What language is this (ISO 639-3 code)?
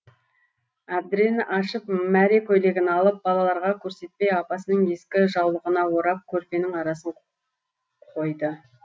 kaz